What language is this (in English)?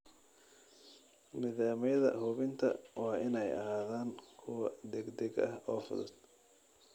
Somali